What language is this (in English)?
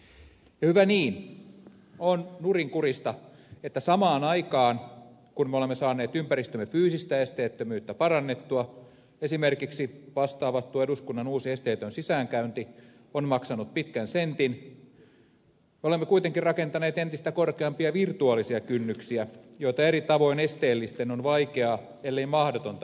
Finnish